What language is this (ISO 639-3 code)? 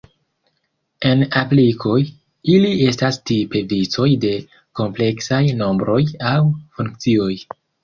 epo